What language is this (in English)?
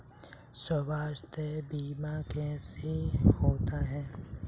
Hindi